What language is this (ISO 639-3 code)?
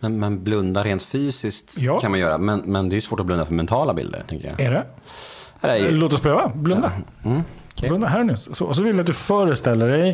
swe